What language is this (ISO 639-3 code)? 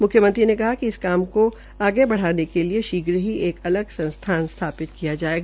hin